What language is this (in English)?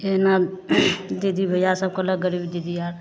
Maithili